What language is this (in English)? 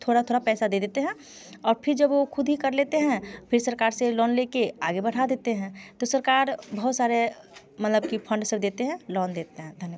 Hindi